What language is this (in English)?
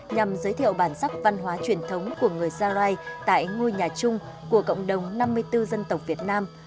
Vietnamese